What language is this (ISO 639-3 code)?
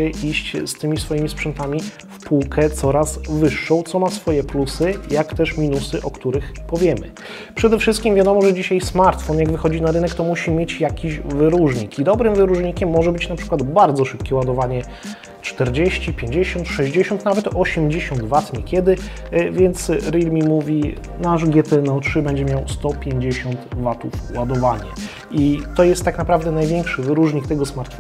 pol